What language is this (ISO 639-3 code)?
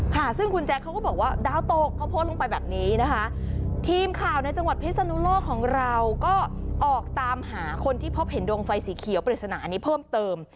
tha